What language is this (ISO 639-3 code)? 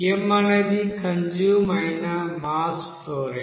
tel